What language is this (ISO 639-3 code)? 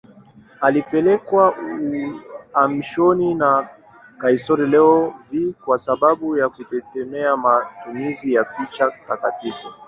swa